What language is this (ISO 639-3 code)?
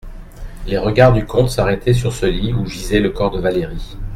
fra